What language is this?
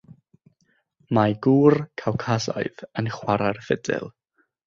Welsh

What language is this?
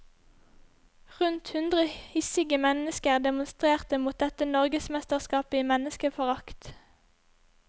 Norwegian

